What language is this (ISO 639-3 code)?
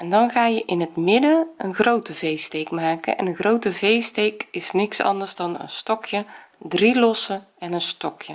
nld